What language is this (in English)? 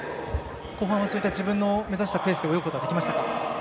Japanese